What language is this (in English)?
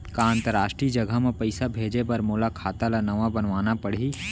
Chhattisgarhi